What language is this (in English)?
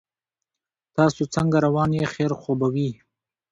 Pashto